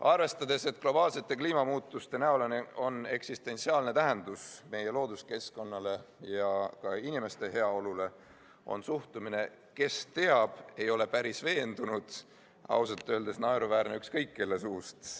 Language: Estonian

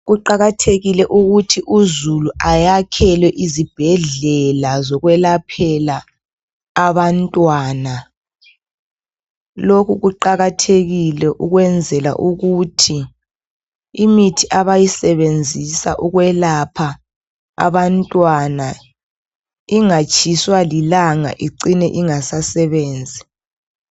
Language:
North Ndebele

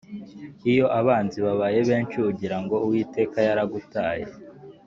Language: Kinyarwanda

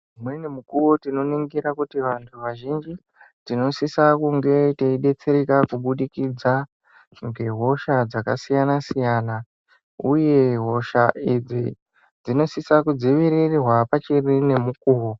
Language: Ndau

